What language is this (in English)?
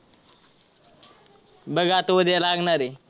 Marathi